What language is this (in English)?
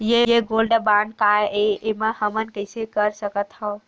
Chhattisgarhi